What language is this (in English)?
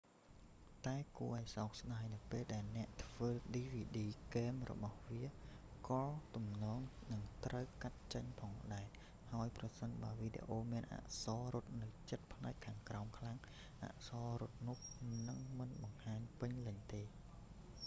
Khmer